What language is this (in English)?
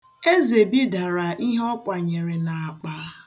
Igbo